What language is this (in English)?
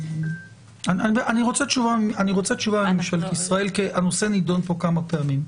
Hebrew